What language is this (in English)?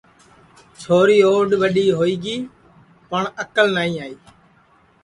Sansi